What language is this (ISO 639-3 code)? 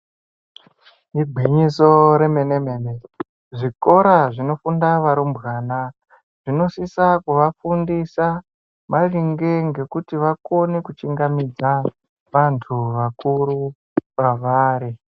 ndc